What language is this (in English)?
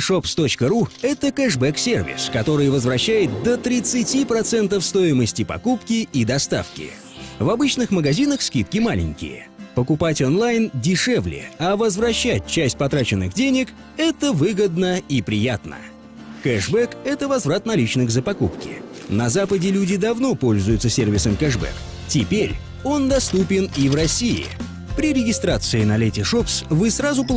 Russian